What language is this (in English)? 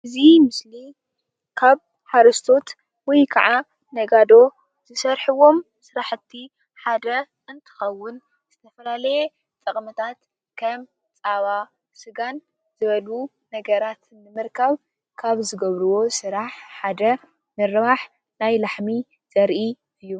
Tigrinya